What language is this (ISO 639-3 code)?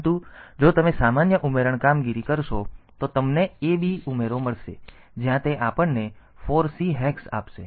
guj